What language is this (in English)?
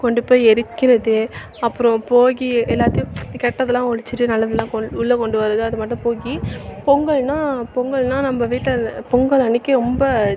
Tamil